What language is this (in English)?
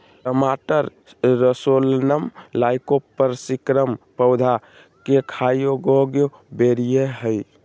Magahi